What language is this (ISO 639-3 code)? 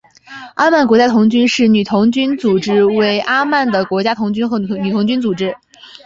zho